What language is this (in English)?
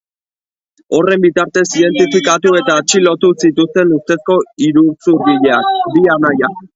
Basque